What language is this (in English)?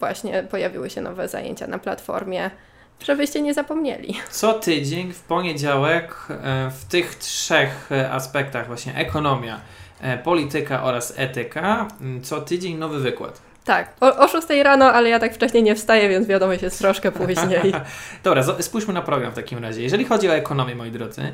Polish